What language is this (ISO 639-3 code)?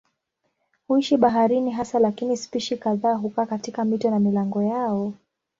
swa